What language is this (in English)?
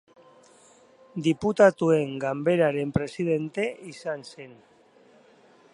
Basque